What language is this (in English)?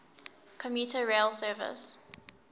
English